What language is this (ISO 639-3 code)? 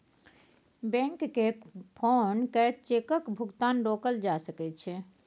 mai